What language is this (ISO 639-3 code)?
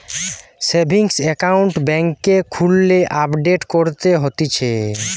ben